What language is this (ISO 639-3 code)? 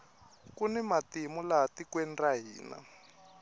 tso